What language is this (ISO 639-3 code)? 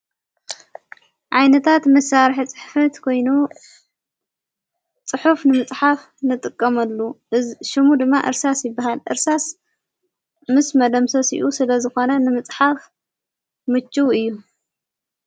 tir